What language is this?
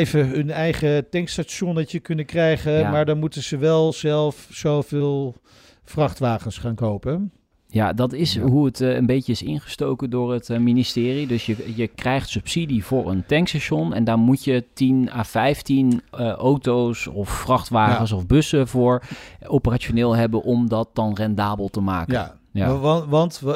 Dutch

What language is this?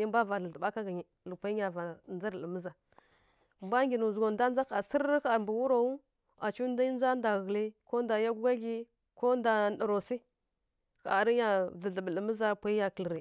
Kirya-Konzəl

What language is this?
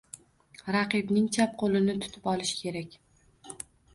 Uzbek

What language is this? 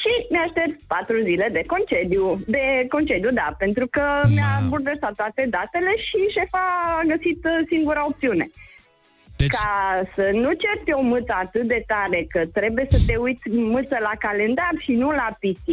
Romanian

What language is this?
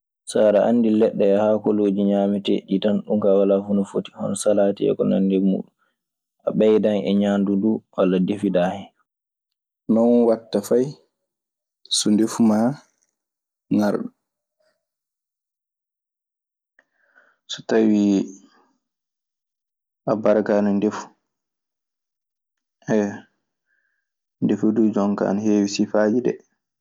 Maasina Fulfulde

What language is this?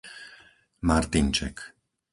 Slovak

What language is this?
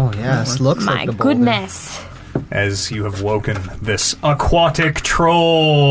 English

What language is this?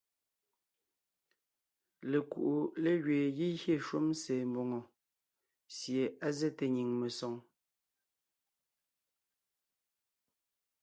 Ngiemboon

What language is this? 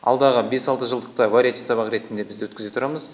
Kazakh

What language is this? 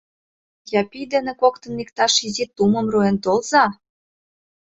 Mari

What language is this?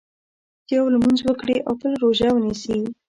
Pashto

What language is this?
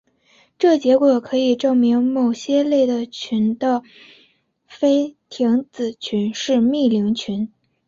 Chinese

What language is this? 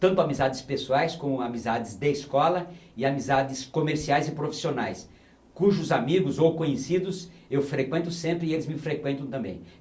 Portuguese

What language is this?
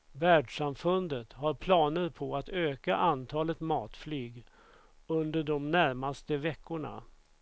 Swedish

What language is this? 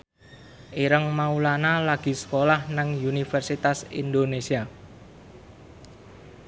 Javanese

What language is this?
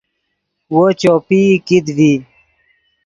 Yidgha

